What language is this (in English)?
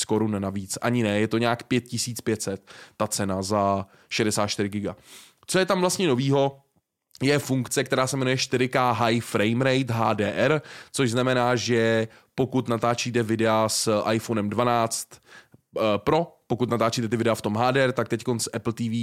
Czech